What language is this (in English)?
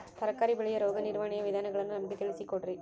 Kannada